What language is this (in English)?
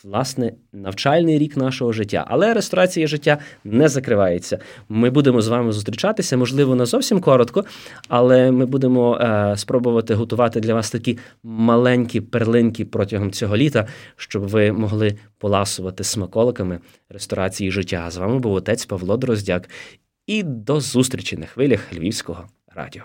Ukrainian